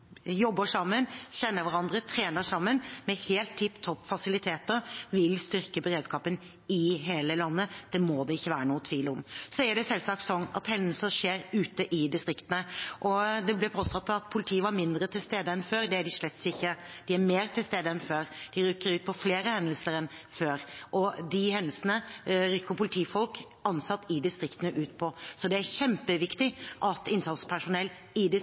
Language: Norwegian Bokmål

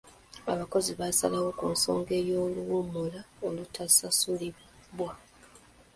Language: Ganda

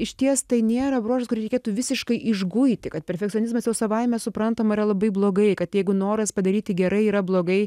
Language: Lithuanian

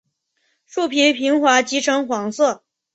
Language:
Chinese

